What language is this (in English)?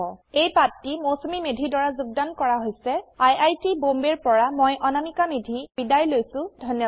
Assamese